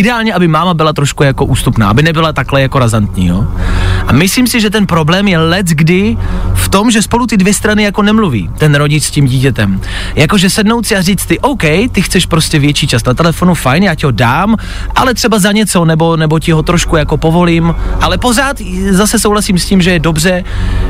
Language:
Czech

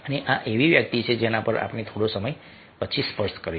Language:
Gujarati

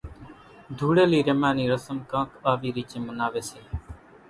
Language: Kachi Koli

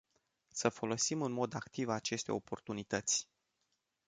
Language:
Romanian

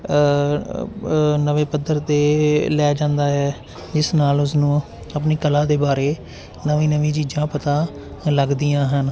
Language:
Punjabi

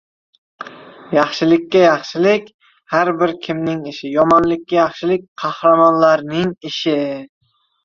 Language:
Uzbek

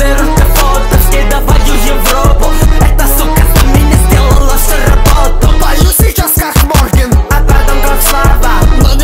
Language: Romanian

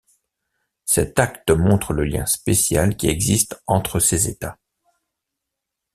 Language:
French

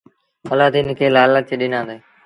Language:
Sindhi Bhil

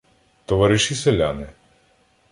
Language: Ukrainian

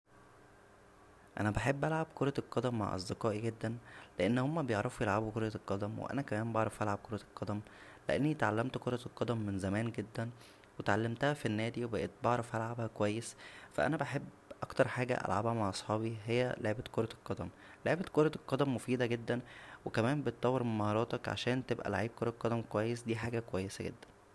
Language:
Egyptian Arabic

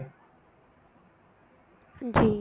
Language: Punjabi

